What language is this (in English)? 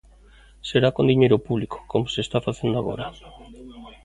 Galician